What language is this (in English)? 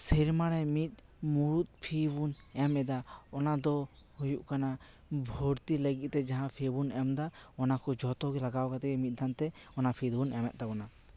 Santali